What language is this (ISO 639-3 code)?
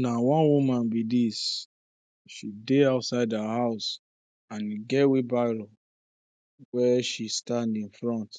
pcm